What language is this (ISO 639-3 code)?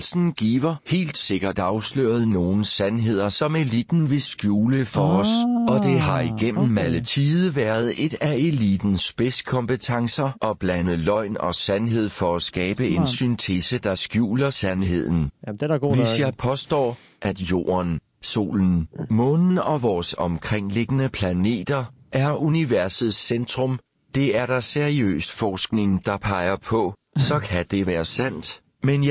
dan